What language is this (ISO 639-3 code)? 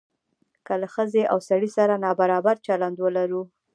pus